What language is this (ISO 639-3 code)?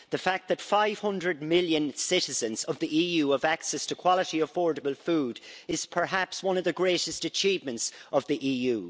eng